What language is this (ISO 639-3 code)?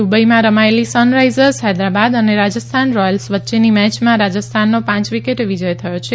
guj